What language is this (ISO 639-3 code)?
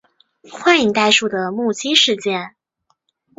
zho